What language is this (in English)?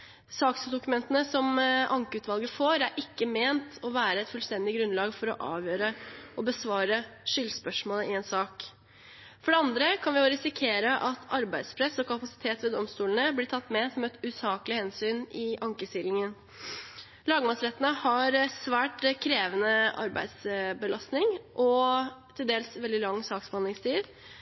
Norwegian Bokmål